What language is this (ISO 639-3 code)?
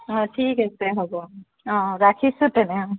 asm